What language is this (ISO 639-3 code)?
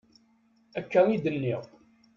kab